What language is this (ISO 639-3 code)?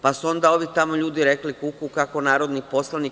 srp